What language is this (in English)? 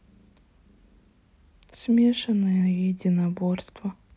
Russian